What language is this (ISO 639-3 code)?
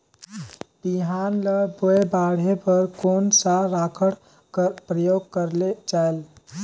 hne